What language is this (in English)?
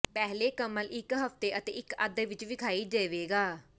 Punjabi